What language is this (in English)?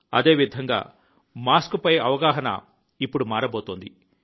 Telugu